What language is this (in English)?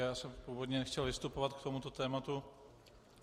Czech